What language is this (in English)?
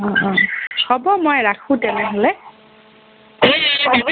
Assamese